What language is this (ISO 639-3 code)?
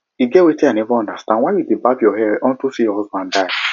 pcm